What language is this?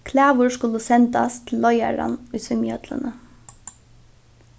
Faroese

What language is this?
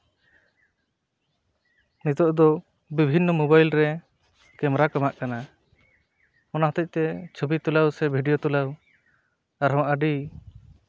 Santali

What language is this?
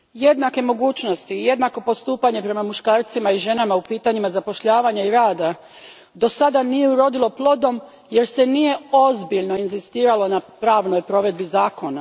Croatian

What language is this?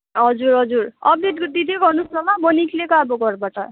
Nepali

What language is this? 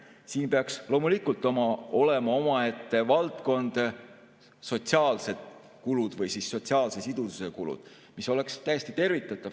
Estonian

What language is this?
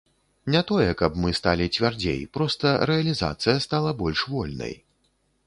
Belarusian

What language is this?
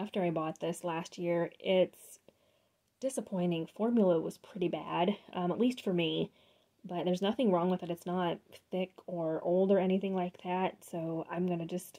English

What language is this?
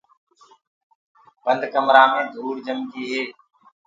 Gurgula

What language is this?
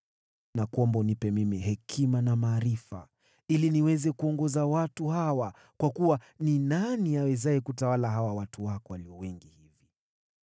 Swahili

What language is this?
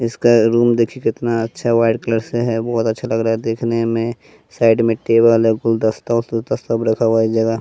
Hindi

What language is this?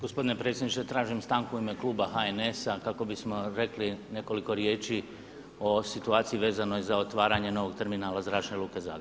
Croatian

